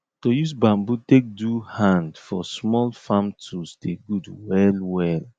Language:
Nigerian Pidgin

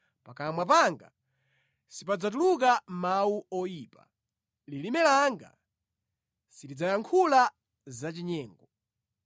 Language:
Nyanja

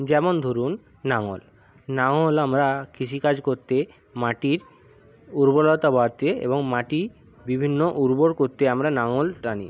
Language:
Bangla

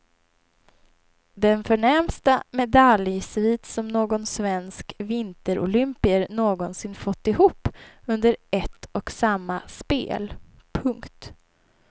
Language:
Swedish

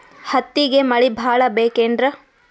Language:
Kannada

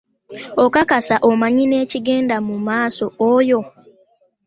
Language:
Ganda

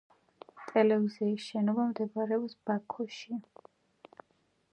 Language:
Georgian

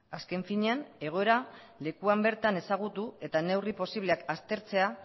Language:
Basque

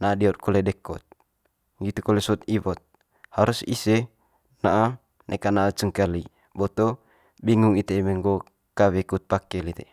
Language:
Manggarai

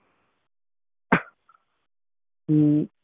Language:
Punjabi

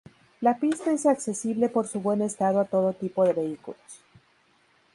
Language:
Spanish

